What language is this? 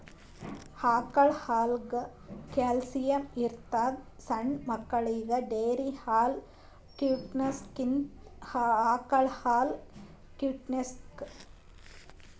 Kannada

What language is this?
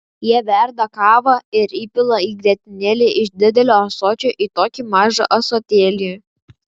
Lithuanian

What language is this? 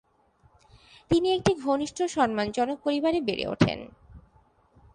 Bangla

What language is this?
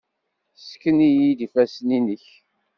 Kabyle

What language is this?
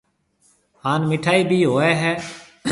Marwari (Pakistan)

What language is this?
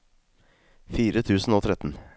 Norwegian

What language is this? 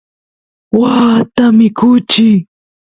Santiago del Estero Quichua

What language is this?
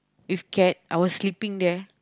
English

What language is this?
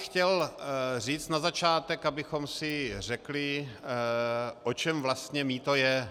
Czech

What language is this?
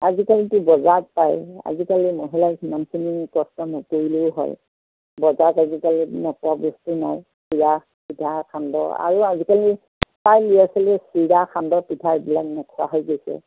Assamese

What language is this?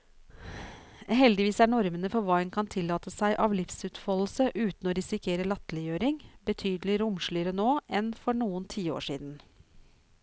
Norwegian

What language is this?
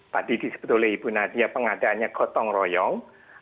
Indonesian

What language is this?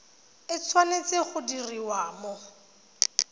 Tswana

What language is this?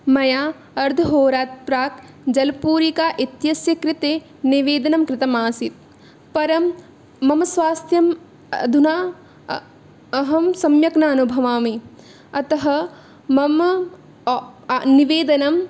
Sanskrit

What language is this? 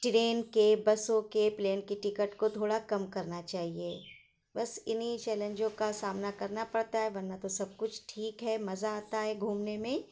Urdu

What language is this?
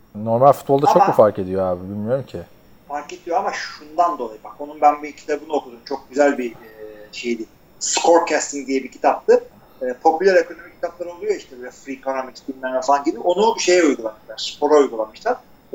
Turkish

